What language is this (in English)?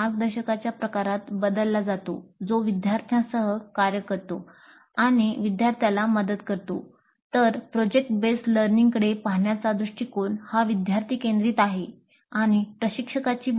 Marathi